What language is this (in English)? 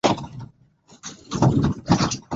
Swahili